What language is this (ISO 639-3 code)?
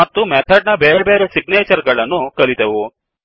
kan